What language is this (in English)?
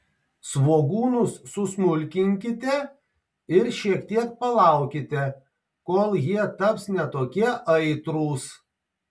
Lithuanian